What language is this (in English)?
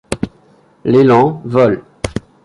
French